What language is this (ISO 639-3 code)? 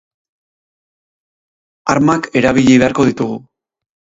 eus